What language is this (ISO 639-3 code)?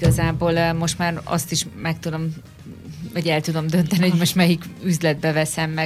hun